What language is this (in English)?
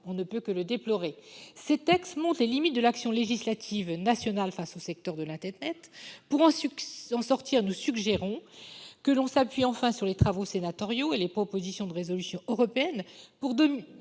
French